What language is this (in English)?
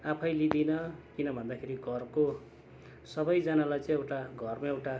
Nepali